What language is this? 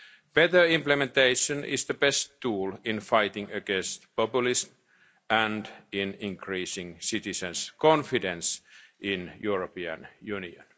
English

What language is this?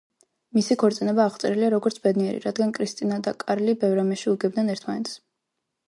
Georgian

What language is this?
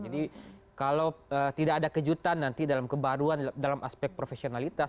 Indonesian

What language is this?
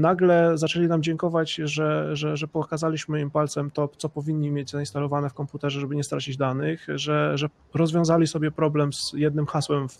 Polish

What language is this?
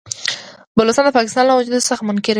Pashto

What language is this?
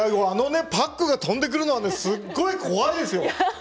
Japanese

